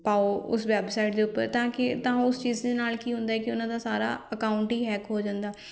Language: Punjabi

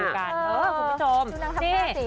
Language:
Thai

